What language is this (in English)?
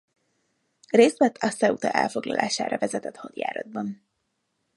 Hungarian